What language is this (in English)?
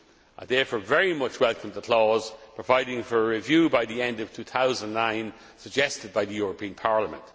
English